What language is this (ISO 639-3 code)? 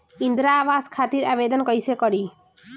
bho